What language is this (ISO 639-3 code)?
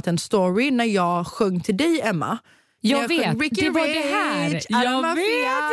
swe